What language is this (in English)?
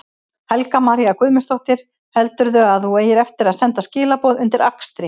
Icelandic